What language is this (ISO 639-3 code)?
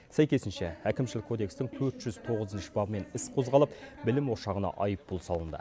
kaz